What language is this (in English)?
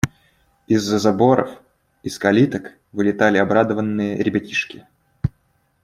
Russian